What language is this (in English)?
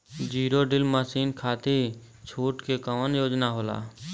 Bhojpuri